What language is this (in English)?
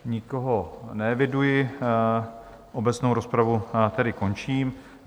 Czech